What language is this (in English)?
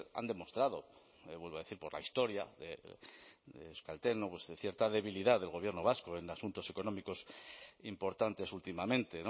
Spanish